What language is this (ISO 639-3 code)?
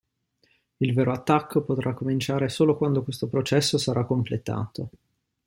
ita